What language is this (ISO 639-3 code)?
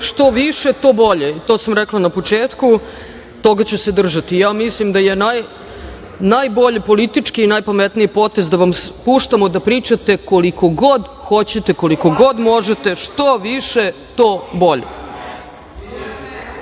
srp